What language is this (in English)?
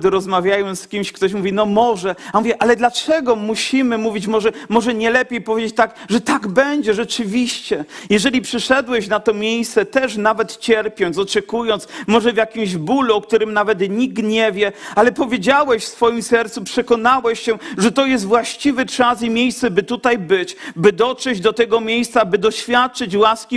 Polish